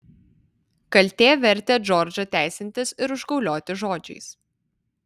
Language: Lithuanian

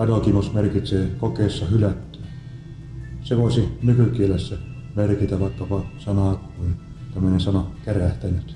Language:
Finnish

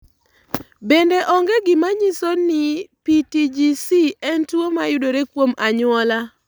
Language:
Luo (Kenya and Tanzania)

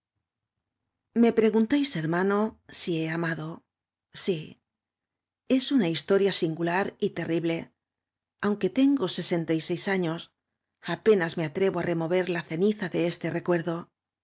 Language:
Spanish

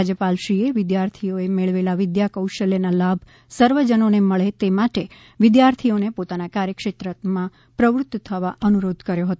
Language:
Gujarati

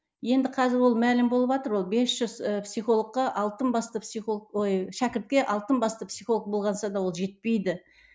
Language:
Kazakh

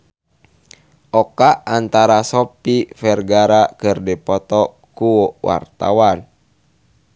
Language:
Sundanese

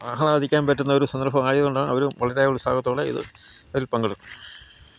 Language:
Malayalam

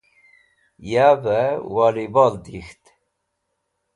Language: Wakhi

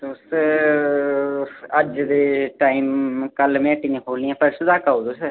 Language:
Dogri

